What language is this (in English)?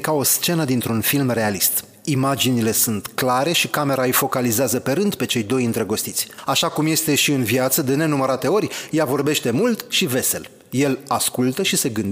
Romanian